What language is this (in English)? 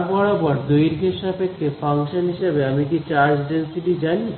Bangla